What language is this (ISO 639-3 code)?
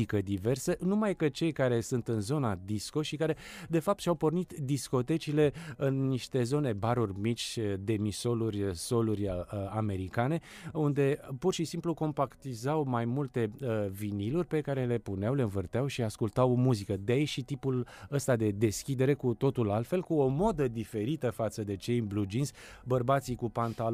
ron